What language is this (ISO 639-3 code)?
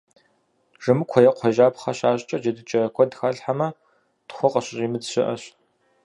kbd